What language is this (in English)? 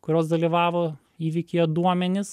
Lithuanian